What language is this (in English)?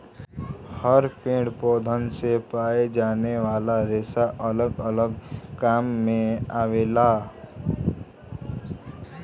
Bhojpuri